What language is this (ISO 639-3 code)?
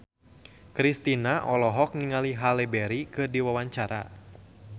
sun